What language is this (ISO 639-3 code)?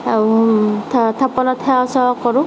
asm